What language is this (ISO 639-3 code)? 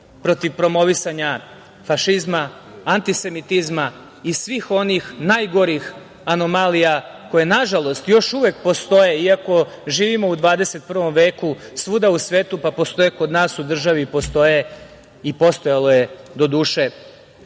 srp